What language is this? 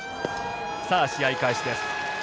Japanese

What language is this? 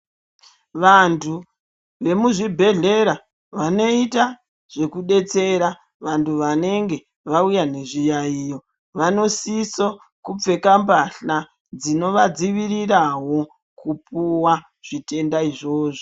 Ndau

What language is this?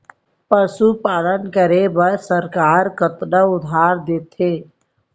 Chhattisgarhi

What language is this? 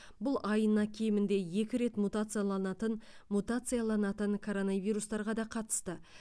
Kazakh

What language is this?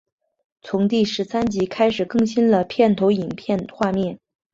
Chinese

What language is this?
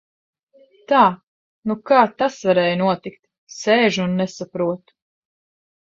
Latvian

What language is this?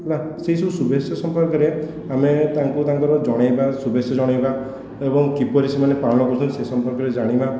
Odia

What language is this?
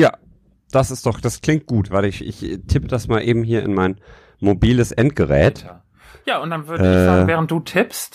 German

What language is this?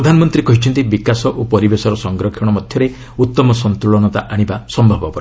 Odia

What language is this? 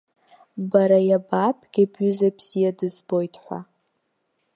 Abkhazian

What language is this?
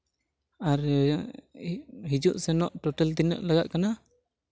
Santali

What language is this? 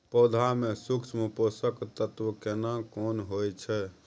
Maithili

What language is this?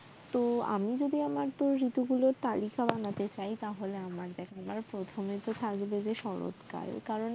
Bangla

